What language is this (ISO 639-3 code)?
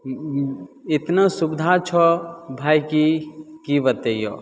mai